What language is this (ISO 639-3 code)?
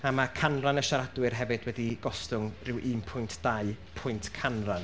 cym